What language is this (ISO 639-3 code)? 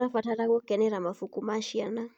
kik